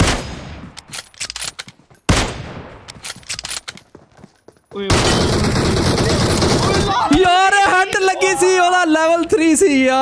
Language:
Romanian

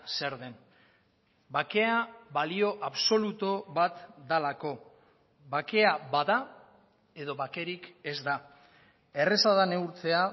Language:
Basque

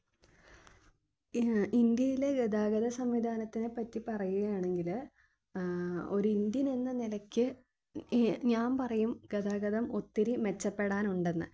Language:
Malayalam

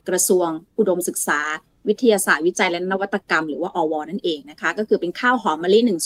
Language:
Thai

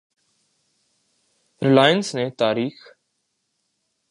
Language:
Urdu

